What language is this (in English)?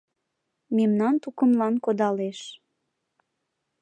Mari